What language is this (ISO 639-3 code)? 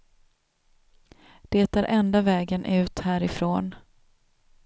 swe